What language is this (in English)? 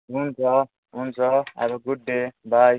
Nepali